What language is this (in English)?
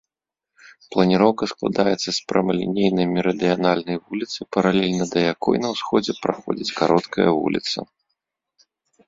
Belarusian